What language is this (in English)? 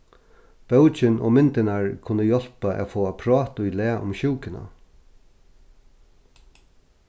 Faroese